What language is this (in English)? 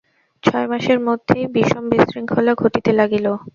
Bangla